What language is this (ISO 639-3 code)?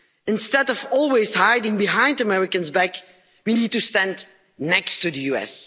eng